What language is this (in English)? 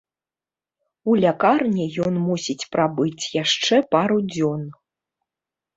Belarusian